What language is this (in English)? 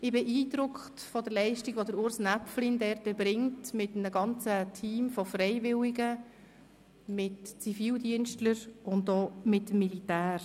Swiss German